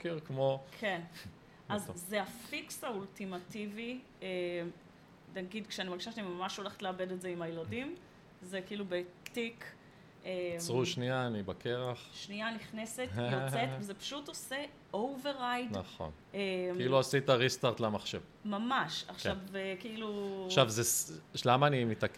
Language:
Hebrew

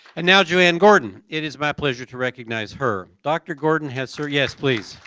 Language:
English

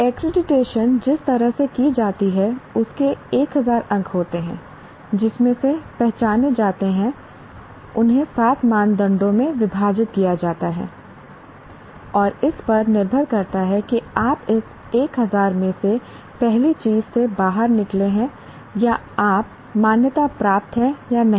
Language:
Hindi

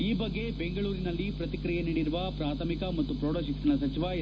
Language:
Kannada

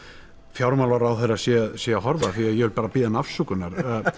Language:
Icelandic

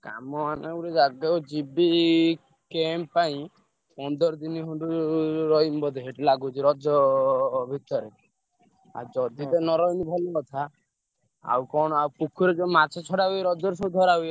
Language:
Odia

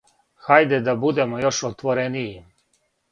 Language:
Serbian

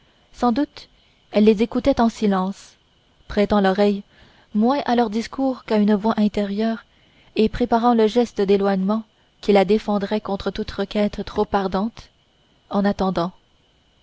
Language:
French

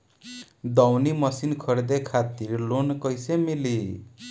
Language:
Bhojpuri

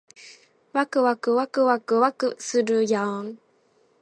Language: Japanese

